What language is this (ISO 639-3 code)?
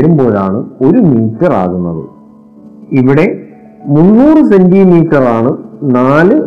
mal